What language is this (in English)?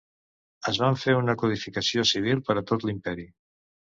Catalan